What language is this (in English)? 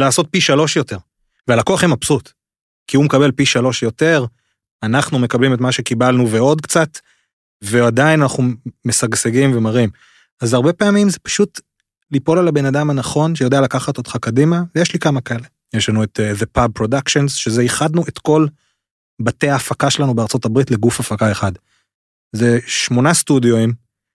Hebrew